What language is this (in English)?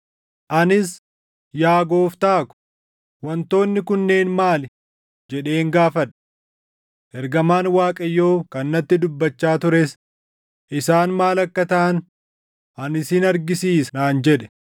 Oromo